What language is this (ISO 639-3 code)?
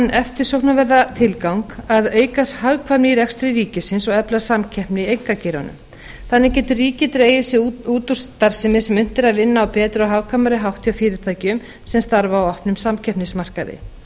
isl